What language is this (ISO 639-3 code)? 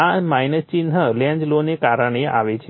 guj